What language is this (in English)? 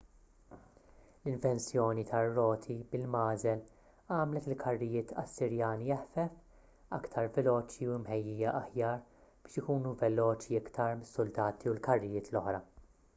Maltese